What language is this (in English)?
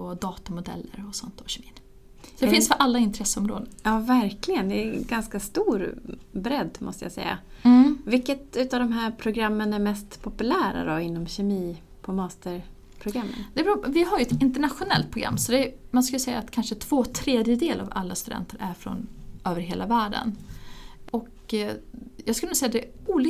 Swedish